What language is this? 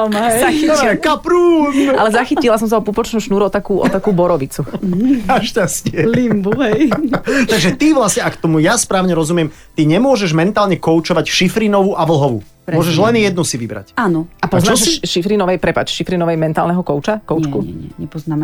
Slovak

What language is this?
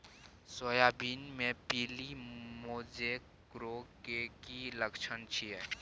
Maithili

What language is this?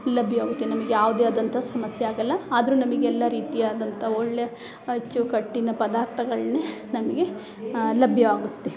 Kannada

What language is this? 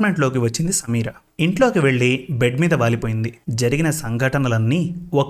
Telugu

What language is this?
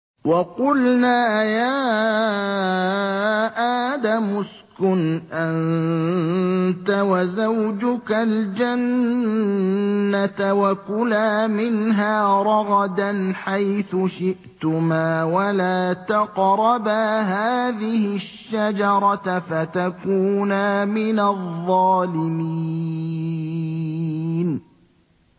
Arabic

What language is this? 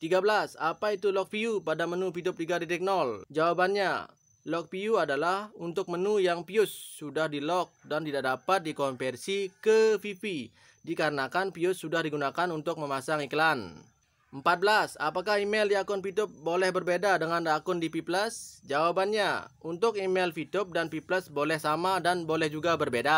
Indonesian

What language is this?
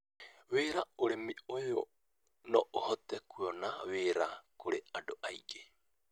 Kikuyu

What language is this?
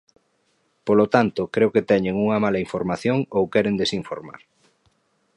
Galician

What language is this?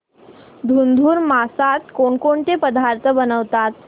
Marathi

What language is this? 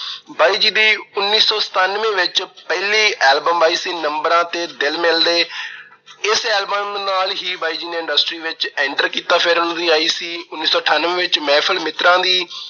Punjabi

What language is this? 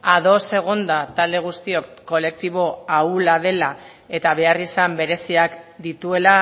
Basque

